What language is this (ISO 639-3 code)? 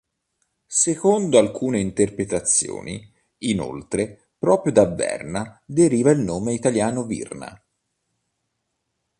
ita